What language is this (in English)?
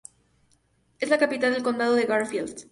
Spanish